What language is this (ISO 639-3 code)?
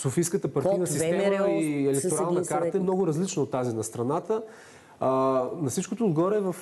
bul